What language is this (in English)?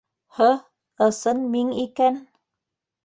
Bashkir